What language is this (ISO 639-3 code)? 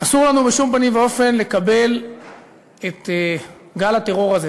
heb